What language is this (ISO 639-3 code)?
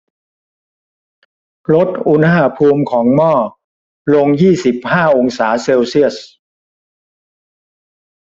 tha